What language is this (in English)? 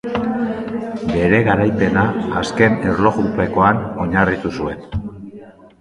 Basque